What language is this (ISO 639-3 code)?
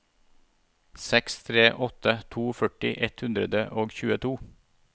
nor